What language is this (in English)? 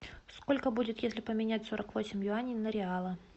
Russian